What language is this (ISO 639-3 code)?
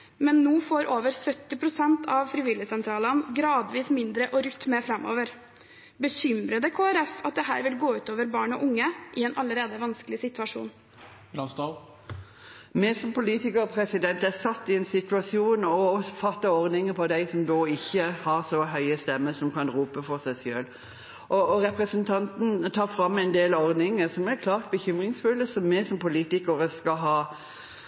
nob